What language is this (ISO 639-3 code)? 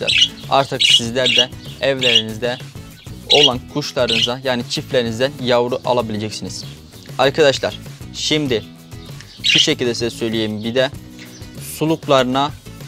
tur